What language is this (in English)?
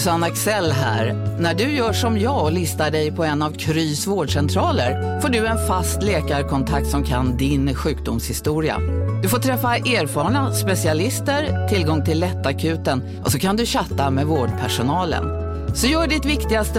Swedish